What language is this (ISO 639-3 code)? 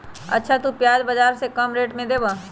mag